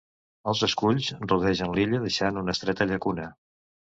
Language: Catalan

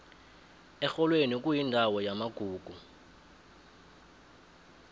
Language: South Ndebele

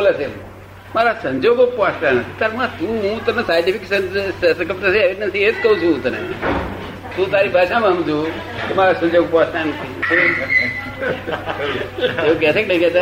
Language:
Gujarati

